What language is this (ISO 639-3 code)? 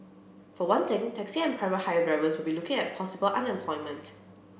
eng